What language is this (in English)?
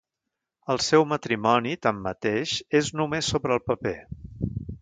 Catalan